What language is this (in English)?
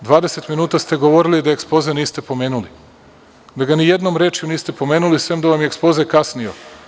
Serbian